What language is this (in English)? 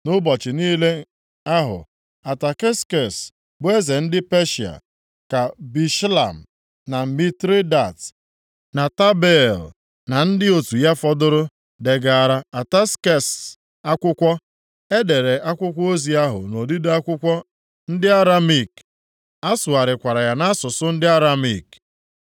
Igbo